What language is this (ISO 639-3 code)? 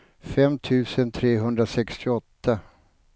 swe